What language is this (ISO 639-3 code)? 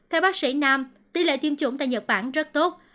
vie